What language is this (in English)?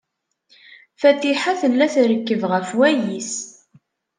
Kabyle